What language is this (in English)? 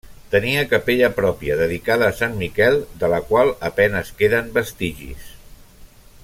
Catalan